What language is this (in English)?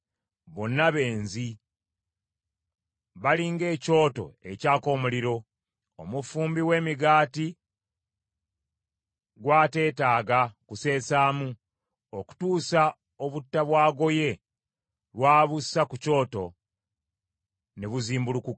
Ganda